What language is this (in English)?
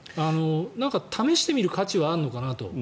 Japanese